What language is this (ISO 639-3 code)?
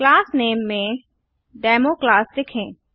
hin